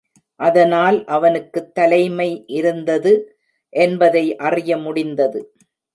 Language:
Tamil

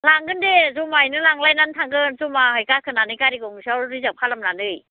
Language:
Bodo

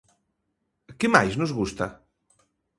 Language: Galician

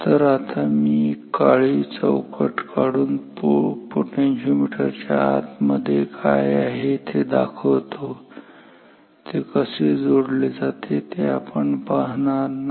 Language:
Marathi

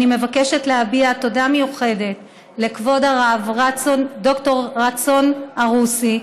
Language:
Hebrew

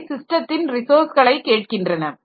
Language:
Tamil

